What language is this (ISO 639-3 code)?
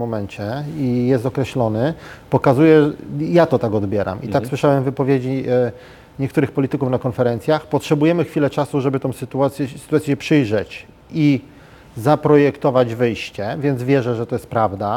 pol